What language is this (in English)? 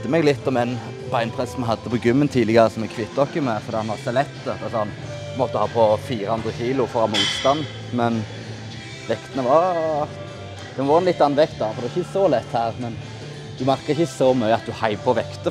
Norwegian